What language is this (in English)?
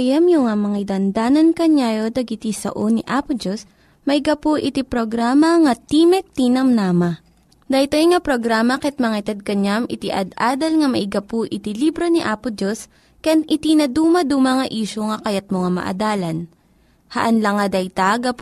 Filipino